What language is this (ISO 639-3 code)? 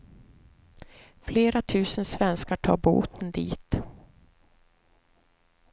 swe